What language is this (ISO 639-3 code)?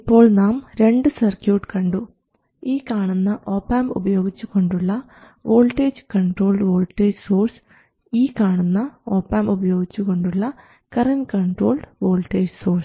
mal